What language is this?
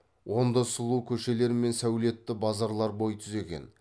Kazakh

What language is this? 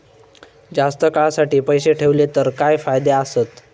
Marathi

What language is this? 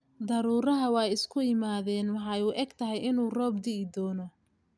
Somali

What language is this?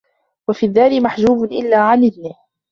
Arabic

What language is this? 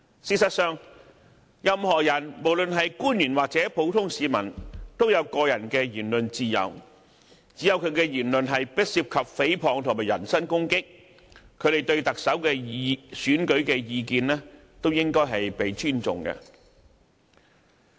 Cantonese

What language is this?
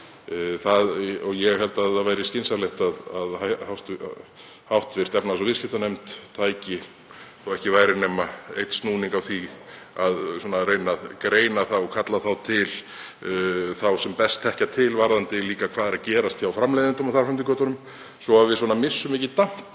Icelandic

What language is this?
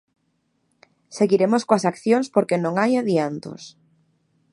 Galician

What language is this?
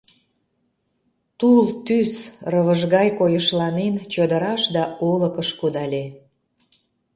Mari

